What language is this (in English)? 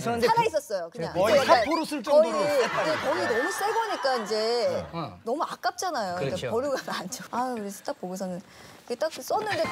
Korean